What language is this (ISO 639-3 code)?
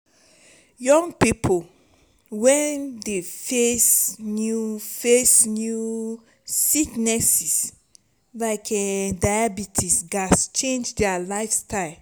pcm